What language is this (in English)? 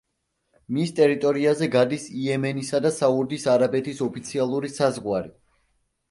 Georgian